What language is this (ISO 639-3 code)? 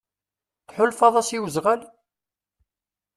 kab